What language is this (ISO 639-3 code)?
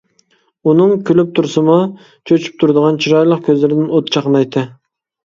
uig